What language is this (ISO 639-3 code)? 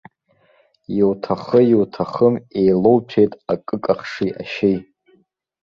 abk